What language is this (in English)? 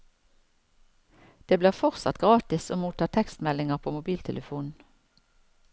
Norwegian